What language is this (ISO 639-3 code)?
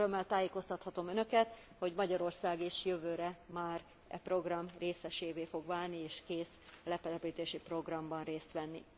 hun